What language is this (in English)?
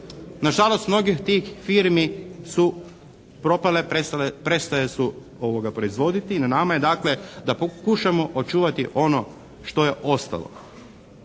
Croatian